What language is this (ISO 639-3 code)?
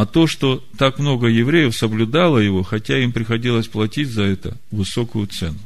rus